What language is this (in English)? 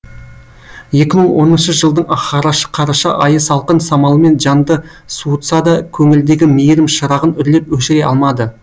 Kazakh